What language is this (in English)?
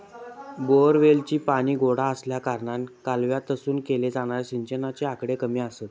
Marathi